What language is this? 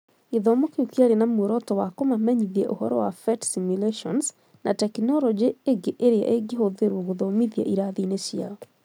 Kikuyu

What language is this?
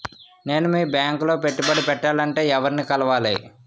Telugu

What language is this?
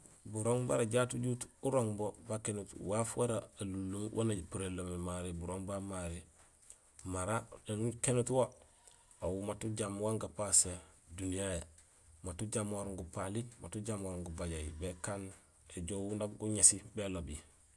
Gusilay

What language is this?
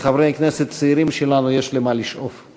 Hebrew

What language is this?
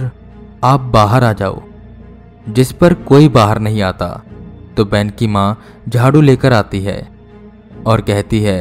Hindi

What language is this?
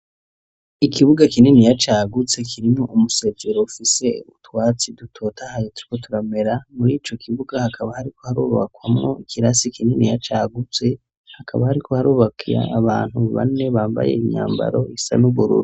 Rundi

